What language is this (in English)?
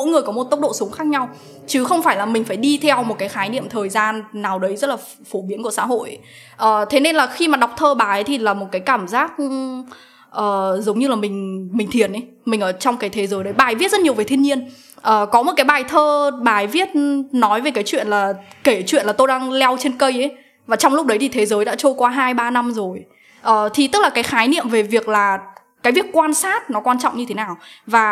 Vietnamese